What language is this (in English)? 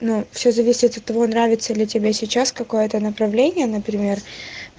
Russian